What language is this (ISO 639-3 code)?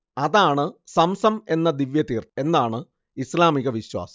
mal